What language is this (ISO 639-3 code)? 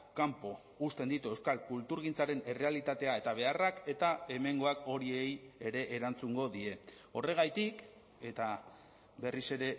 eus